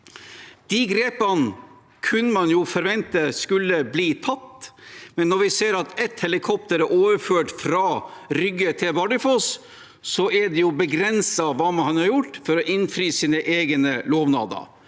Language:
Norwegian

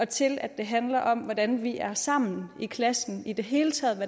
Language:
Danish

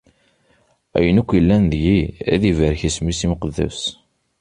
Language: Kabyle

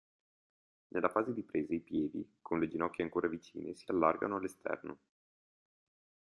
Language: Italian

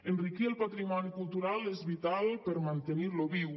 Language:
Catalan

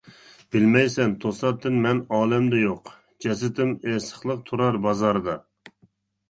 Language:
Uyghur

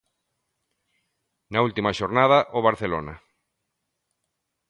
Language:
Galician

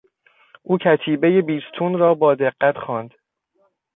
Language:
Persian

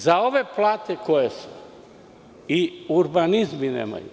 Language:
Serbian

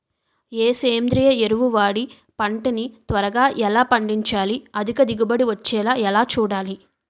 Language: Telugu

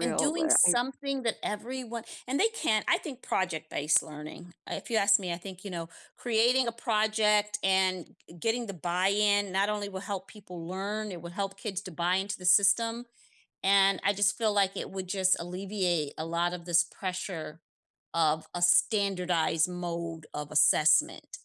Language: English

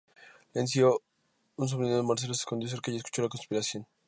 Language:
Spanish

